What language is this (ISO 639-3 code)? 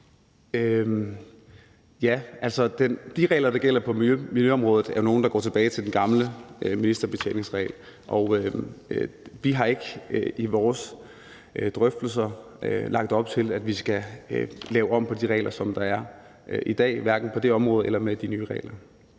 dan